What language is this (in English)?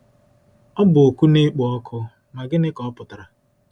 Igbo